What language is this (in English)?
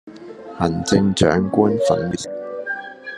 Cantonese